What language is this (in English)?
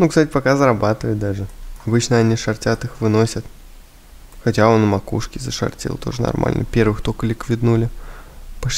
Russian